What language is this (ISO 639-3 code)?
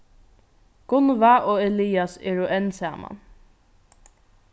fao